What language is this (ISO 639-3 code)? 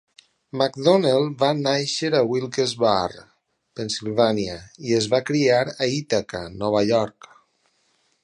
cat